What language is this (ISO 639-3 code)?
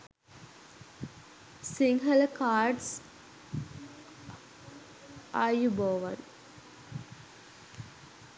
sin